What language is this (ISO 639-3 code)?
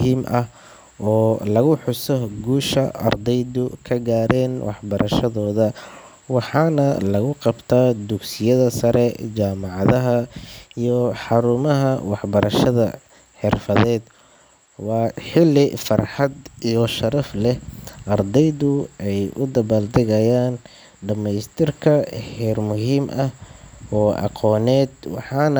som